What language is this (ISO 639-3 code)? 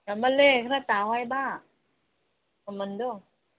mni